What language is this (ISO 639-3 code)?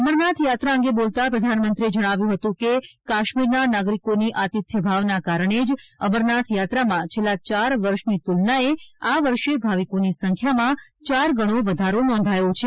guj